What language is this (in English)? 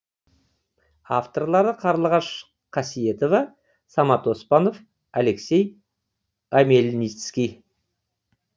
Kazakh